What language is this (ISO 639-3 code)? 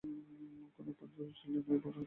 ben